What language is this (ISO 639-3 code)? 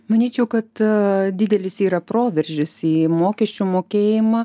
lit